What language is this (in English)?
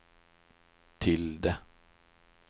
Norwegian